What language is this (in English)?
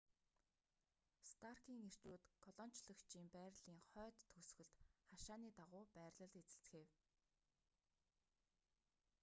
Mongolian